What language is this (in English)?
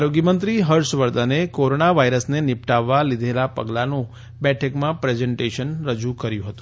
Gujarati